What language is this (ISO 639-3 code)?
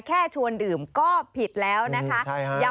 tha